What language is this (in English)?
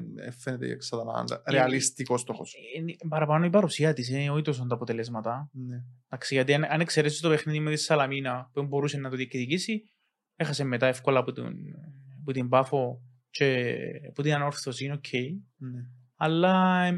Greek